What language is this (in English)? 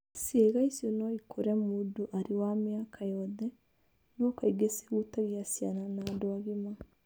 Kikuyu